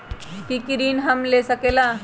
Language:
Magahi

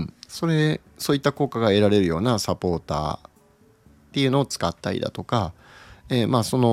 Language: Japanese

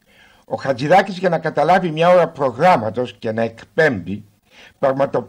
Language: Greek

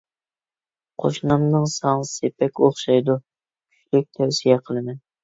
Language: Uyghur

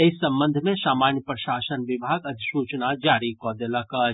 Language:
Maithili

